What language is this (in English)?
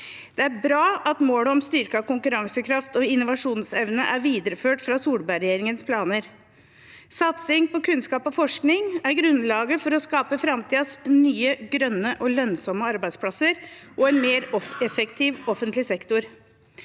Norwegian